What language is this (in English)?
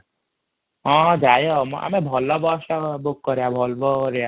Odia